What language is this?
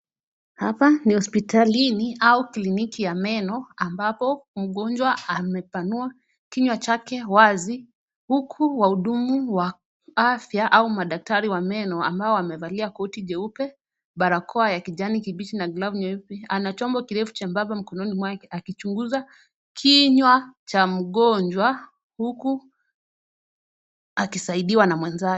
Swahili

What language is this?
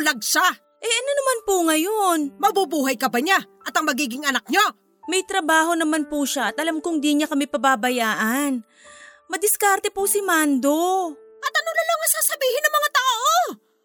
Filipino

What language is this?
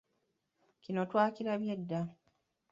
Ganda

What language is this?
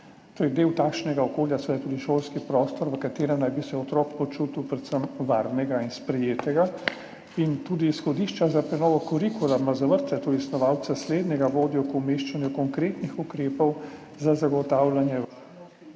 Slovenian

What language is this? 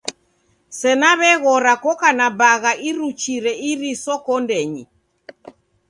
Taita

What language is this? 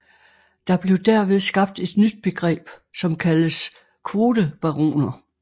Danish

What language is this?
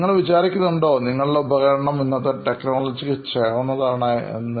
Malayalam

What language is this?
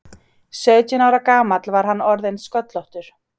Icelandic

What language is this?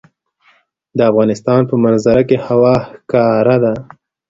Pashto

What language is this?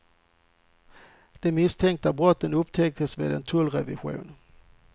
Swedish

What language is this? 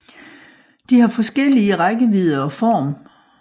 Danish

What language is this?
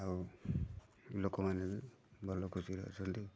Odia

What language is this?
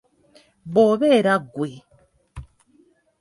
Ganda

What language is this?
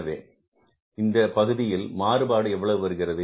Tamil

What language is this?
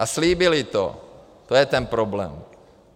Czech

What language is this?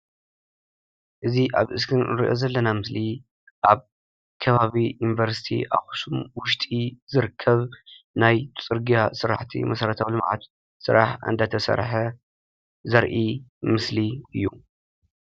Tigrinya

